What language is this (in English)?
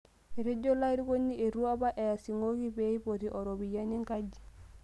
Masai